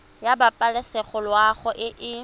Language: Tswana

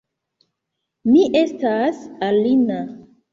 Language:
Esperanto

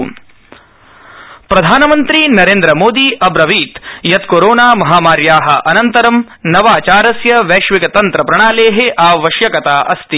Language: Sanskrit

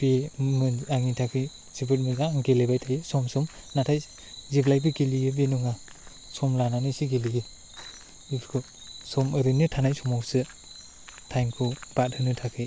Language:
Bodo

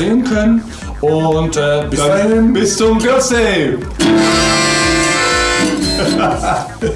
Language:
German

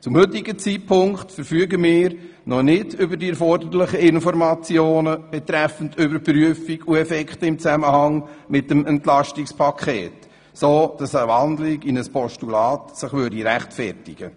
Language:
Swiss German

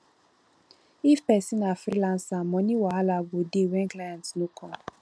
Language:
Nigerian Pidgin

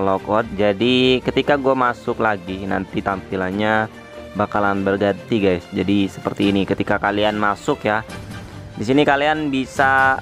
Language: Indonesian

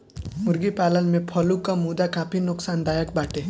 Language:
Bhojpuri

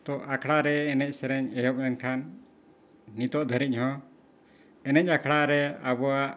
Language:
Santali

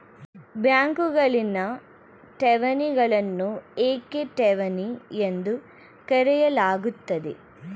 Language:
Kannada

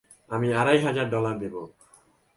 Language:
Bangla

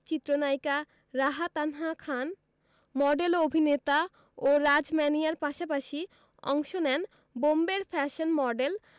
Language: Bangla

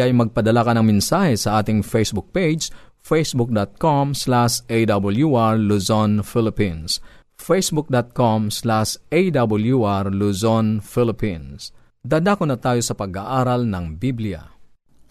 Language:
Filipino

